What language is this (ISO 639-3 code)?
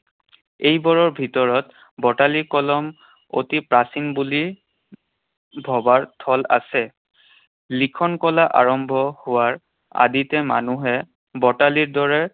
asm